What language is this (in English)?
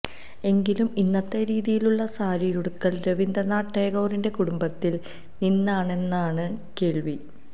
Malayalam